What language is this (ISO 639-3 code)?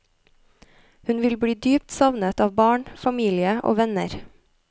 nor